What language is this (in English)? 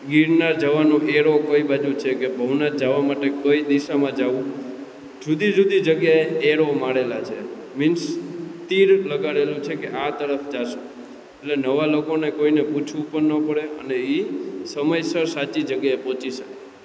Gujarati